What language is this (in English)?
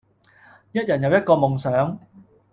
Cantonese